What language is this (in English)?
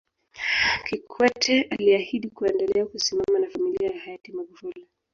Swahili